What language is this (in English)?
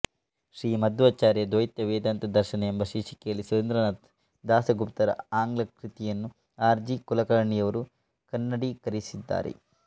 Kannada